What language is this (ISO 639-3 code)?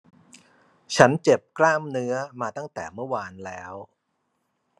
tha